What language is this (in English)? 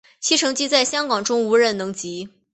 Chinese